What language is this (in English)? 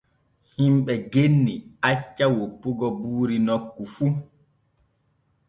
Borgu Fulfulde